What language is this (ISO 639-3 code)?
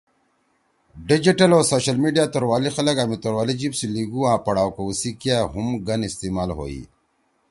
trw